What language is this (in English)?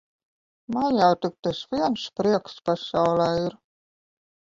Latvian